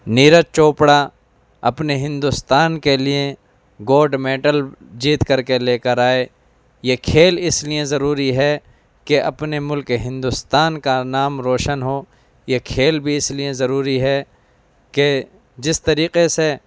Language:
Urdu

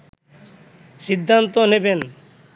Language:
Bangla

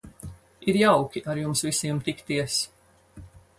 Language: Latvian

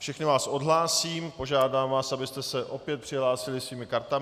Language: Czech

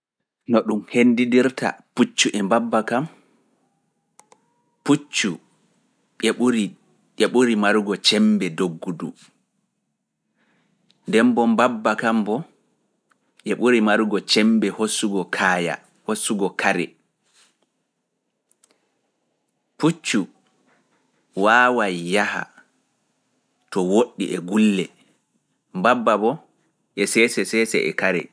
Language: Fula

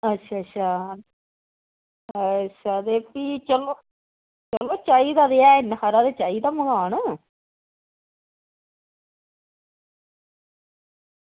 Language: Dogri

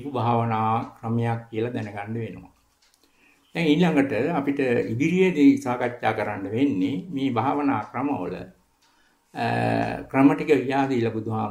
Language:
Italian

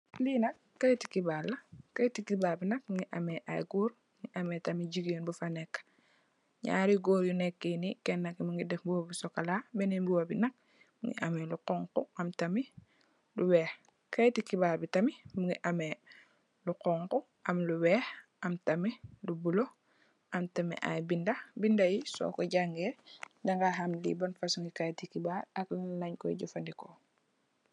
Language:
Wolof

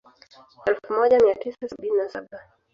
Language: Swahili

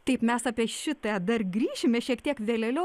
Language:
Lithuanian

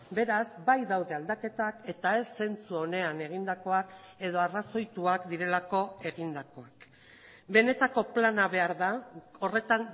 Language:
Basque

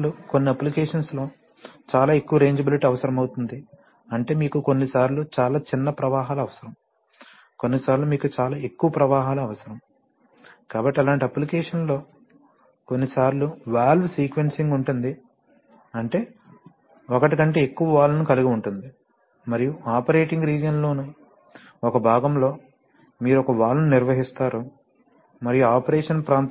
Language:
Telugu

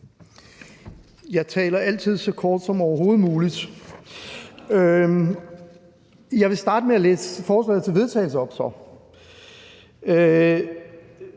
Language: Danish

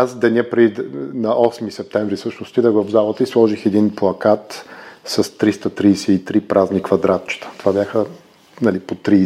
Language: Bulgarian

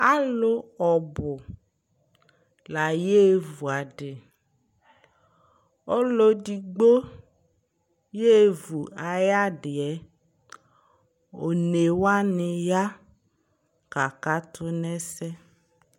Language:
Ikposo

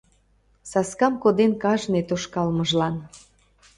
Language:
Mari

